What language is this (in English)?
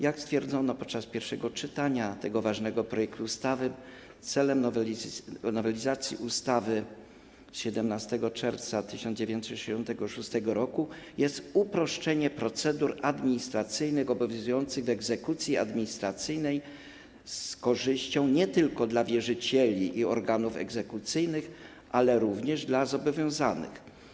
Polish